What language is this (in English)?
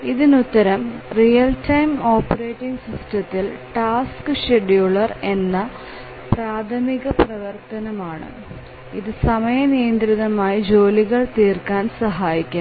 Malayalam